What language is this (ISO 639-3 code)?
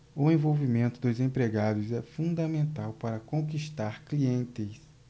por